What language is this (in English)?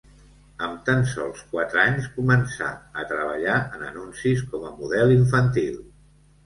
Catalan